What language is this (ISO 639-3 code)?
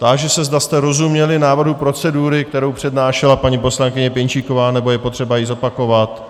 ces